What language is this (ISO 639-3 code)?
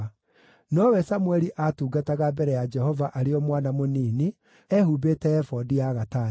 kik